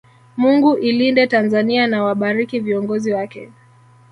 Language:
Swahili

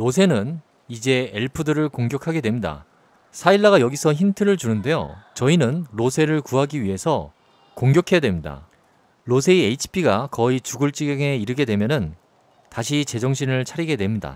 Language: Korean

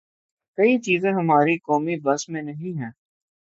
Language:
Urdu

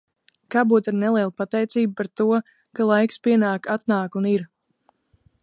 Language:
Latvian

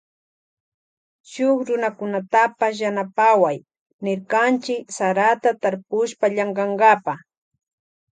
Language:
Loja Highland Quichua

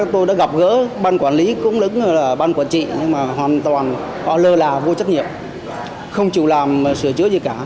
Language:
Vietnamese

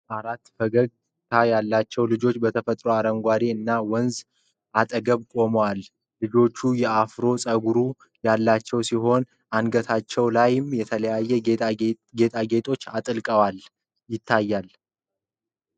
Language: Amharic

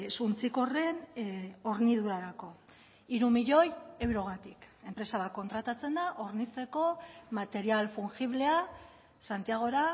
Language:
Basque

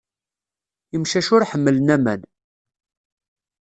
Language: Kabyle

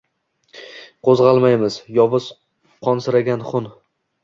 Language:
Uzbek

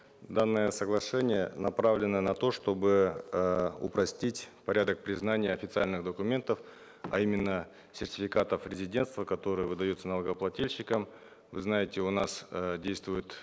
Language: Kazakh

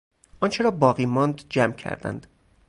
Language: Persian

